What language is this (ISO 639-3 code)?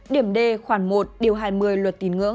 vie